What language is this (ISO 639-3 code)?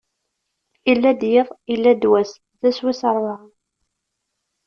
kab